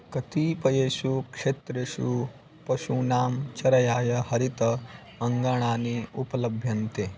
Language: Sanskrit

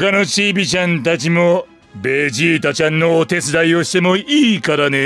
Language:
Japanese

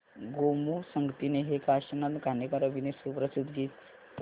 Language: Marathi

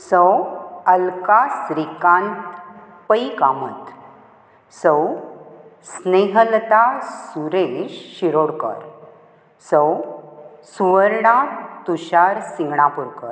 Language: Konkani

